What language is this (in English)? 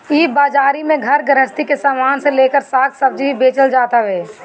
Bhojpuri